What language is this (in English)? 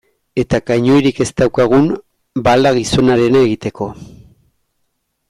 Basque